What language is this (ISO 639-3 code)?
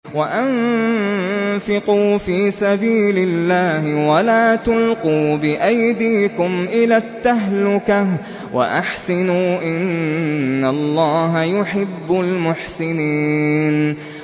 ara